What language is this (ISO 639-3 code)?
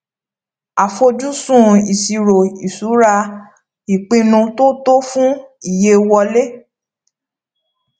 yor